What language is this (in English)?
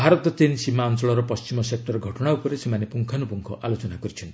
Odia